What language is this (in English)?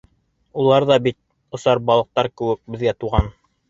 Bashkir